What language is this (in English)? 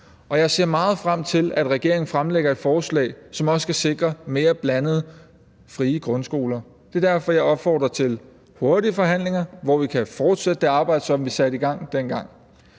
Danish